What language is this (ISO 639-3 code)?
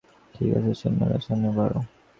ben